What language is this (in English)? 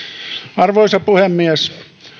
Finnish